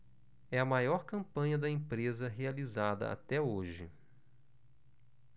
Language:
Portuguese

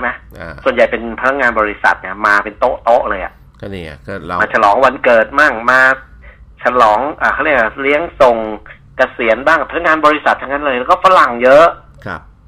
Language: Thai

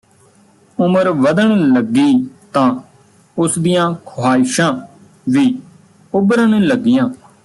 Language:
Punjabi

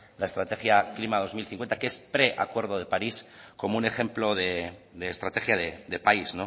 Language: Spanish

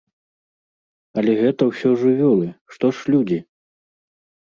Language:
Belarusian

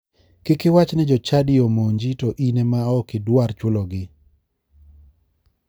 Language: Luo (Kenya and Tanzania)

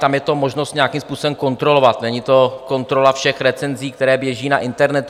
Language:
Czech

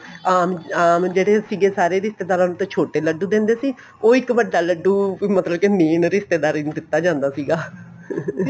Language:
Punjabi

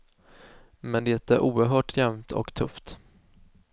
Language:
Swedish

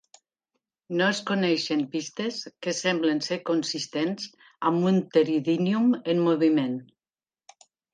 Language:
Catalan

